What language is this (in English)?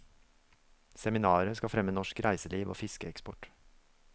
Norwegian